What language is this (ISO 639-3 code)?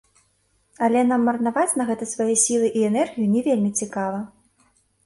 bel